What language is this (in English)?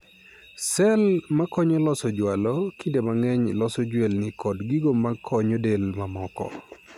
Luo (Kenya and Tanzania)